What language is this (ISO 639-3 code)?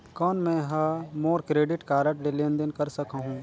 hne